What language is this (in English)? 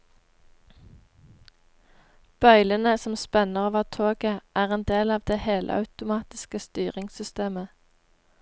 Norwegian